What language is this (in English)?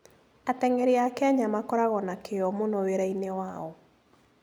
Kikuyu